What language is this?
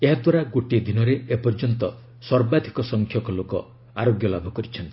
Odia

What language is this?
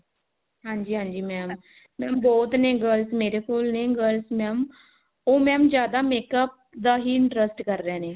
Punjabi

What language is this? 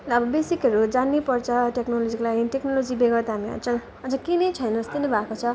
Nepali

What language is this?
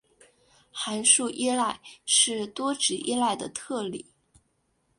Chinese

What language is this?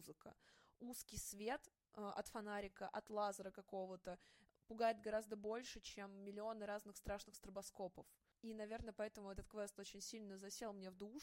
Russian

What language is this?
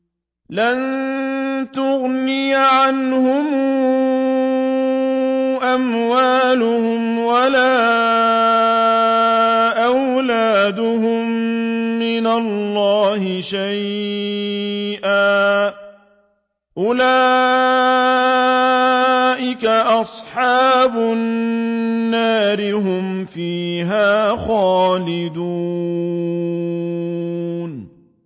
Arabic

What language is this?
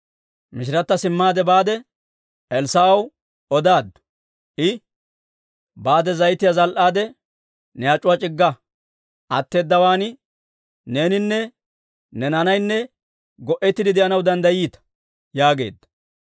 Dawro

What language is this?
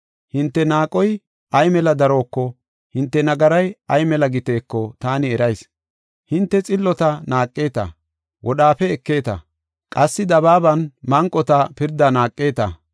Gofa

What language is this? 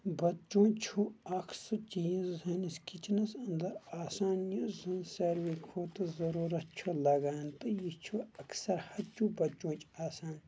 Kashmiri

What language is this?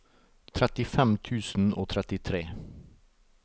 Norwegian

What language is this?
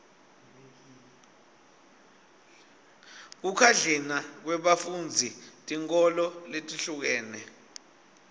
Swati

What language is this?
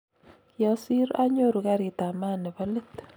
Kalenjin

